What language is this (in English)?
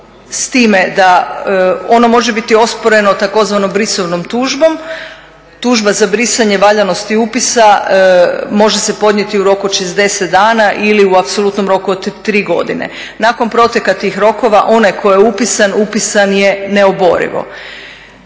Croatian